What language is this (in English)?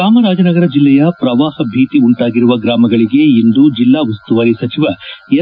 Kannada